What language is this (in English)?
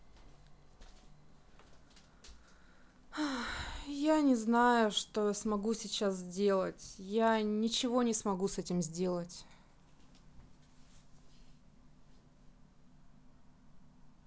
Russian